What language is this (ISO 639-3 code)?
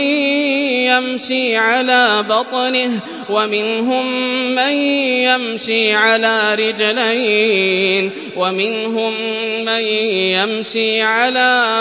ara